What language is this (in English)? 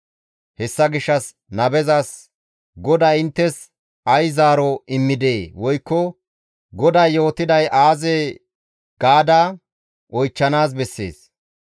Gamo